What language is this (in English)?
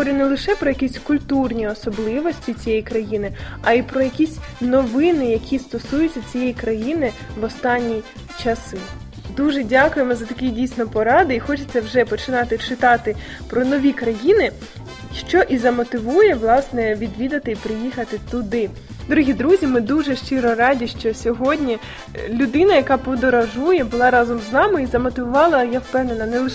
Ukrainian